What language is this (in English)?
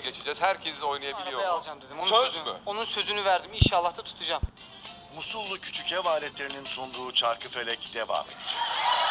Turkish